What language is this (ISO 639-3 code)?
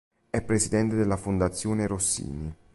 ita